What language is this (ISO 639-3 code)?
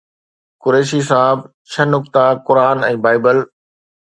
snd